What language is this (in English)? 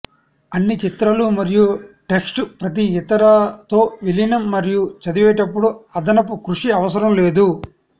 Telugu